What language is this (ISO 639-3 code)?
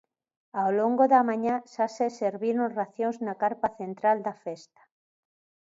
glg